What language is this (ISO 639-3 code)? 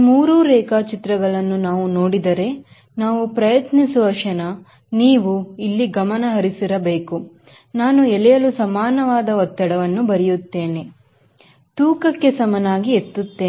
kan